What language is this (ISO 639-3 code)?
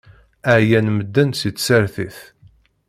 kab